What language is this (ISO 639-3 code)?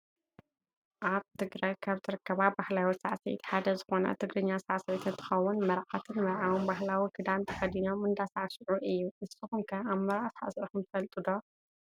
tir